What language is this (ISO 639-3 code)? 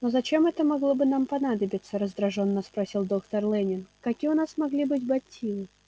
rus